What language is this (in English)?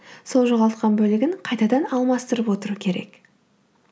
Kazakh